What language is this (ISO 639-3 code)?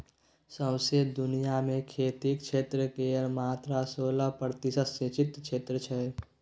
mai